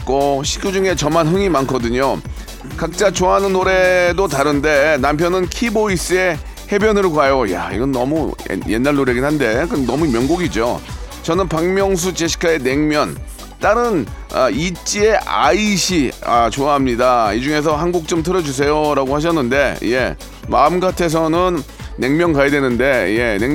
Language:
Korean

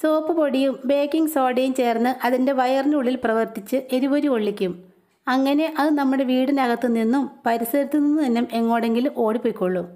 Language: Malayalam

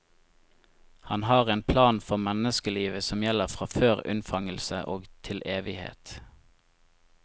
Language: Norwegian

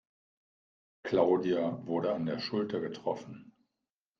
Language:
German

